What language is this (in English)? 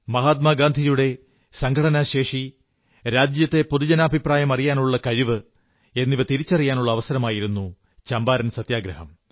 Malayalam